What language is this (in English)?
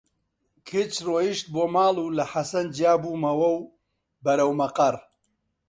Central Kurdish